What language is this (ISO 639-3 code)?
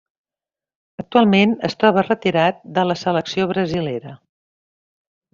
cat